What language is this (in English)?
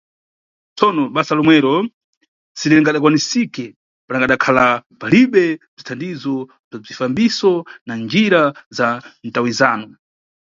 Nyungwe